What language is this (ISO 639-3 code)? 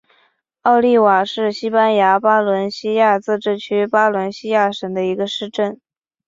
zho